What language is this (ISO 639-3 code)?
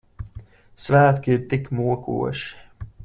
lav